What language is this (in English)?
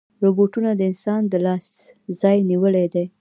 Pashto